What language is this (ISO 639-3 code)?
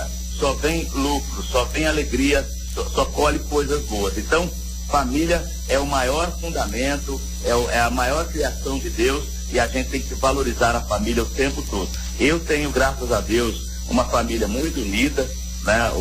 por